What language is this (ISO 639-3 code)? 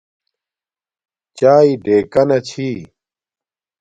dmk